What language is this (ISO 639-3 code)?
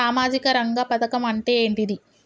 tel